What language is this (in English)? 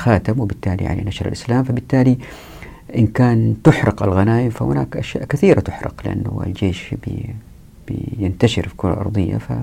Arabic